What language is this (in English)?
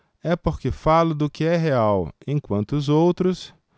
Portuguese